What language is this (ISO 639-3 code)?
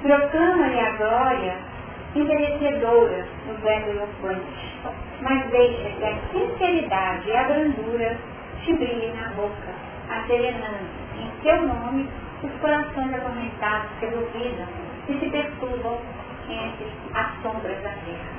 por